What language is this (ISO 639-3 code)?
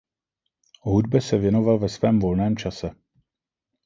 ces